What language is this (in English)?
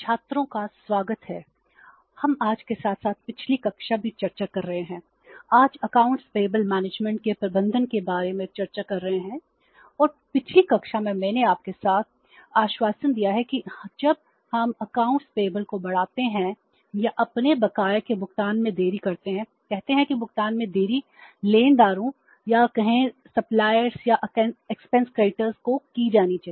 Hindi